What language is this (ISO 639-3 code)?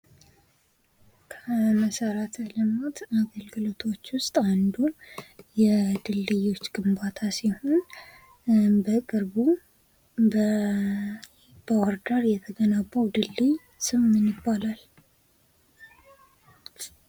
amh